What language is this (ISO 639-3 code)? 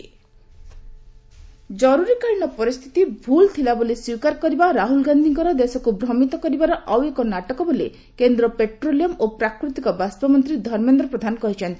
ori